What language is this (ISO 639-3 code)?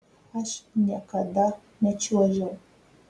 lit